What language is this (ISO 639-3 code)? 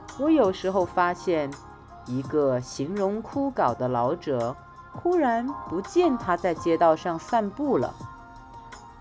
zho